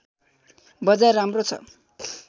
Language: Nepali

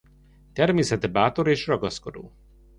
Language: Hungarian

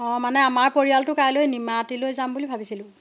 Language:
Assamese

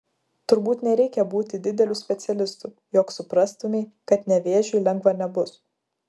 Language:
Lithuanian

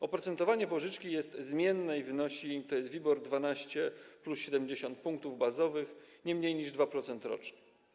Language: Polish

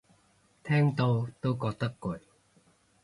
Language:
Cantonese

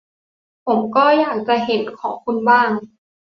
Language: Thai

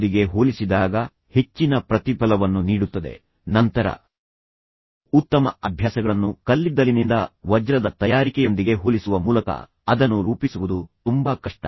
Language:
Kannada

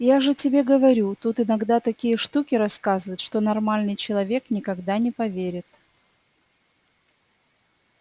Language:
Russian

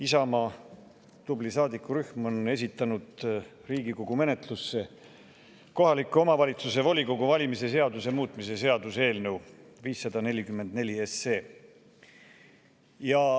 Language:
Estonian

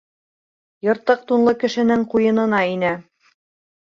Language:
Bashkir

